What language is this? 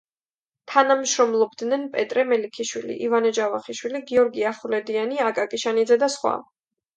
Georgian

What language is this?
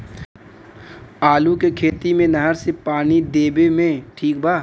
Bhojpuri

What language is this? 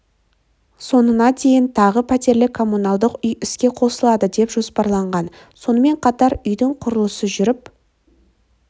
Kazakh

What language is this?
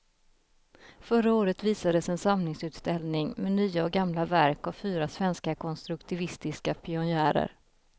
Swedish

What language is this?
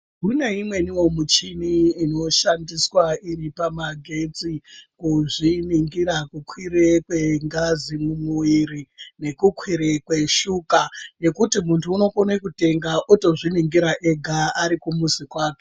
Ndau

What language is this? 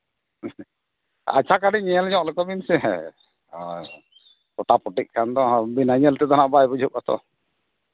Santali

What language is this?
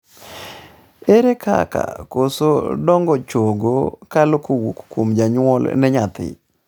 Luo (Kenya and Tanzania)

